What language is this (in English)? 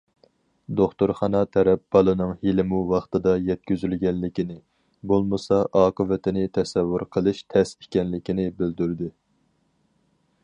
Uyghur